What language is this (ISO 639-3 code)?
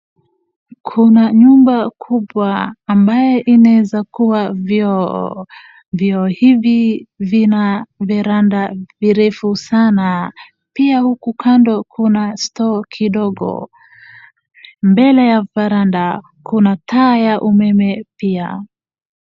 swa